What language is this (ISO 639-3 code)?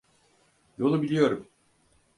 tur